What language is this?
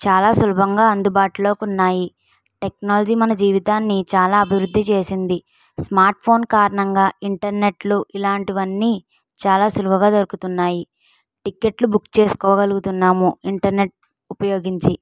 Telugu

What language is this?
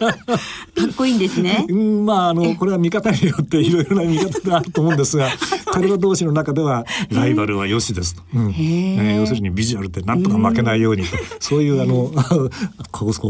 Japanese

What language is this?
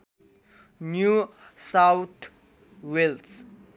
Nepali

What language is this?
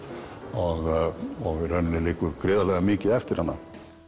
Icelandic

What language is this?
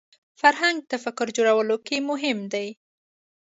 Pashto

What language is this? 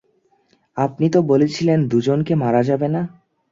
Bangla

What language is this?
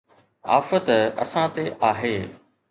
Sindhi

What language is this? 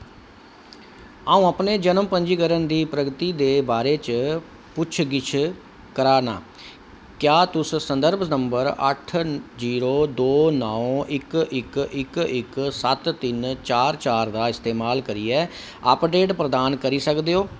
Dogri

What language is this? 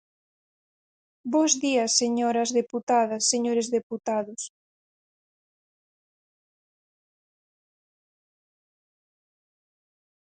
Galician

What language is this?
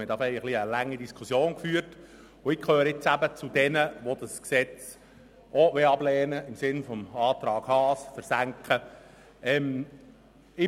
Swiss German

